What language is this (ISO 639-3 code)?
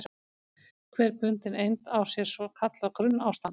isl